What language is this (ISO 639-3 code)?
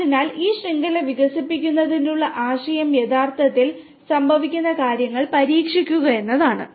mal